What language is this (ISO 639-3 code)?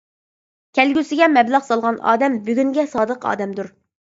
uig